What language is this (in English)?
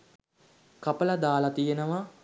Sinhala